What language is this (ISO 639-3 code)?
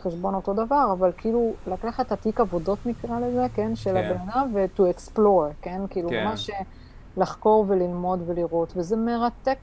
heb